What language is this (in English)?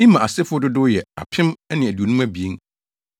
Akan